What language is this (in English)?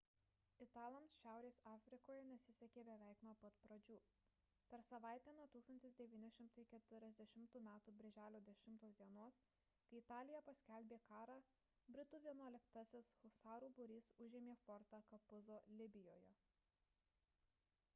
Lithuanian